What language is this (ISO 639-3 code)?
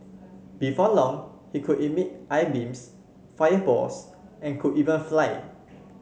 eng